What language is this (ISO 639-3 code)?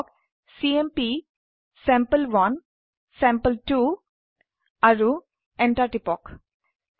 asm